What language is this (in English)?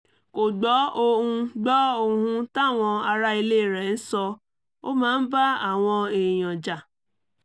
Yoruba